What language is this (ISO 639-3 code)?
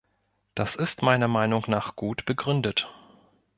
deu